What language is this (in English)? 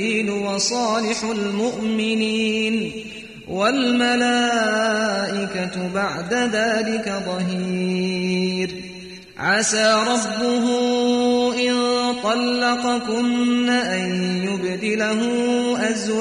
Arabic